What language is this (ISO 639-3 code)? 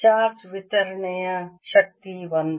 kan